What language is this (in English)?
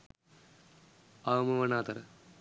Sinhala